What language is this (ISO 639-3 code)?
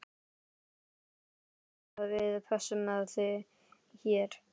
isl